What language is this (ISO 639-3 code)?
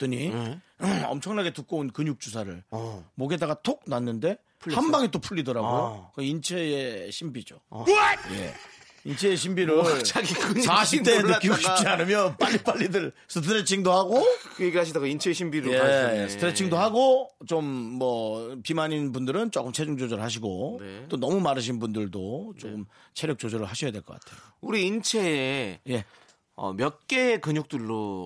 kor